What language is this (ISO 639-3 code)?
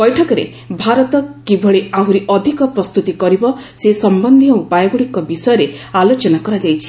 ori